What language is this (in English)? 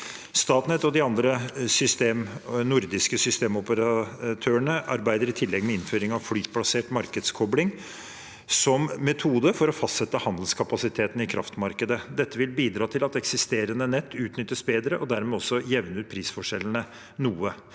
Norwegian